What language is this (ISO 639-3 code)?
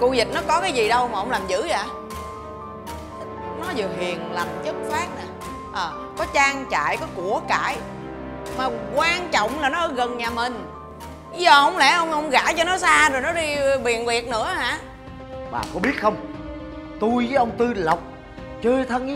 vie